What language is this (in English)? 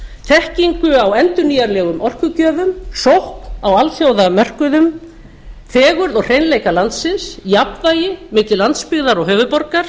Icelandic